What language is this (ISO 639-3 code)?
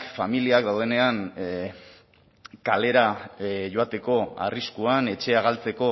eus